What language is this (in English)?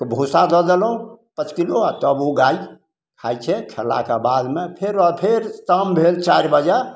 Maithili